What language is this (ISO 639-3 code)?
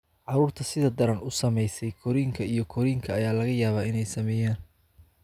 som